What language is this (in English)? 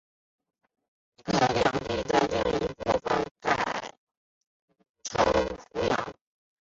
Chinese